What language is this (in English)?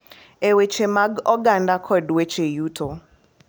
Luo (Kenya and Tanzania)